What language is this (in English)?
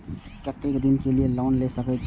Maithili